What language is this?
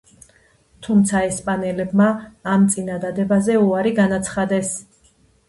Georgian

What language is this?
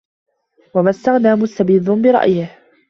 Arabic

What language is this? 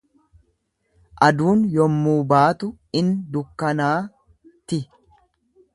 Oromo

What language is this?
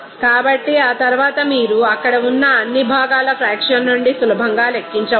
Telugu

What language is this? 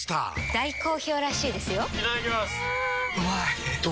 Japanese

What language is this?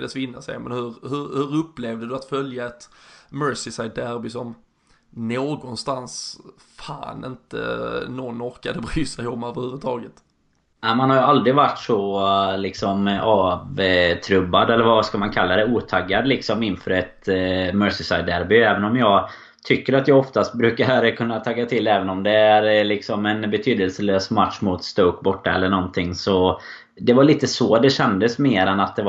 Swedish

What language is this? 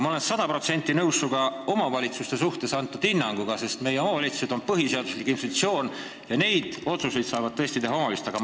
Estonian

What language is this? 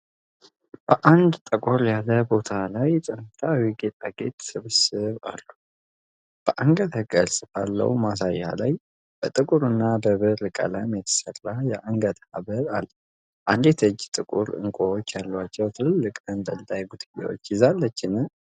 Amharic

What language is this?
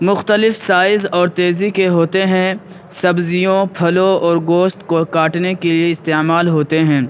Urdu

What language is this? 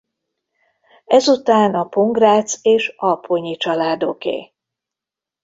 Hungarian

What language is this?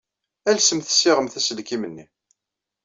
Kabyle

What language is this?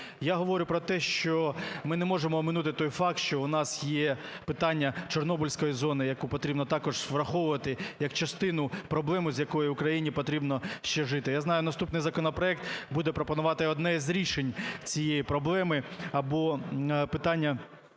Ukrainian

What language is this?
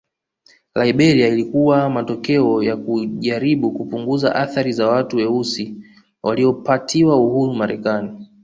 Swahili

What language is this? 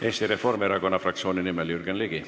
Estonian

